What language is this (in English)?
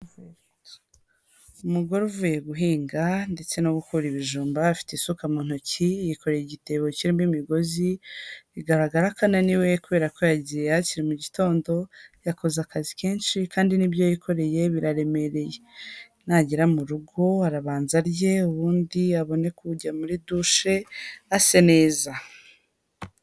Kinyarwanda